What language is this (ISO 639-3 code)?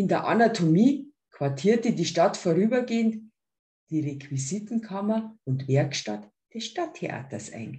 deu